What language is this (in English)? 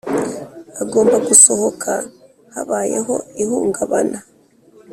Kinyarwanda